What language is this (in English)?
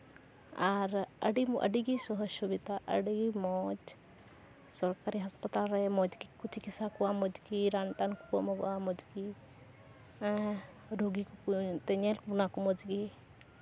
Santali